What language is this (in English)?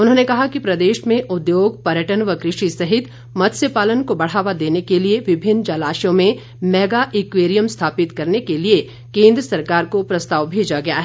Hindi